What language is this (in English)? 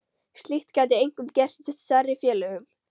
Icelandic